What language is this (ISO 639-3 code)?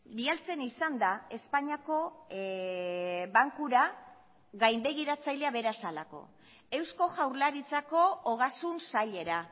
eus